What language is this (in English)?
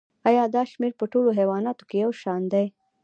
Pashto